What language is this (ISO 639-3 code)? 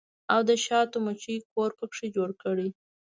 pus